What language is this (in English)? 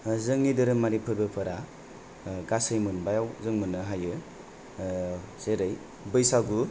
Bodo